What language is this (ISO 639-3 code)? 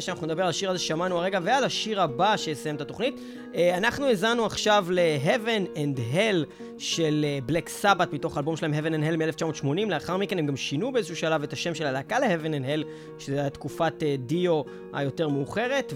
heb